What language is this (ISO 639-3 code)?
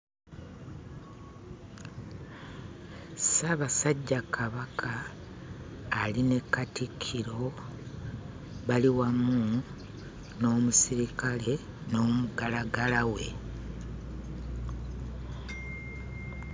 lug